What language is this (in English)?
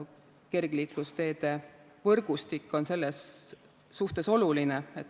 Estonian